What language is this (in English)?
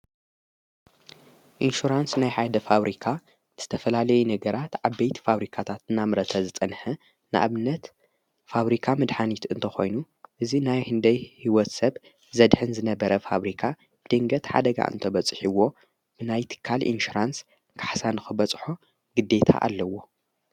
Tigrinya